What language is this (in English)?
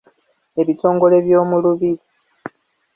Ganda